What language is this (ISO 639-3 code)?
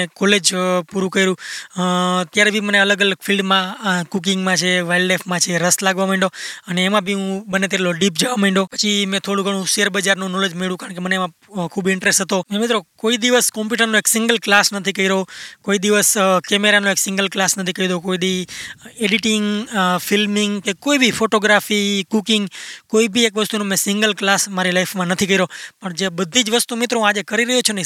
guj